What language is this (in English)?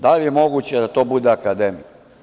Serbian